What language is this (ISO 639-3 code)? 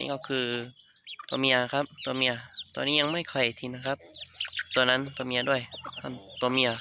tha